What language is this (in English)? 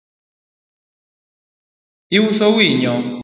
Luo (Kenya and Tanzania)